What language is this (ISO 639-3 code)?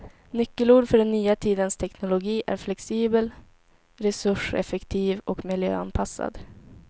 swe